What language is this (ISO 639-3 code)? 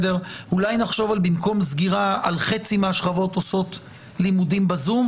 heb